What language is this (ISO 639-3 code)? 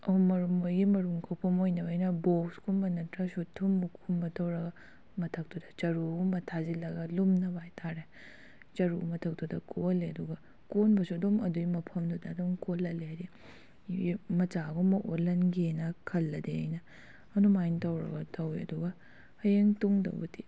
mni